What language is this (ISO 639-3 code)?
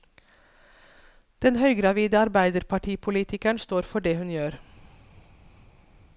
nor